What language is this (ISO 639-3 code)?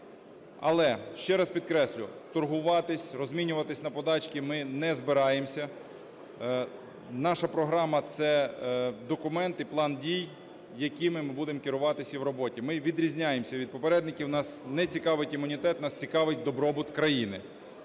ukr